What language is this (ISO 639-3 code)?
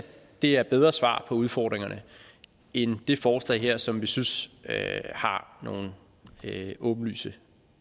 dan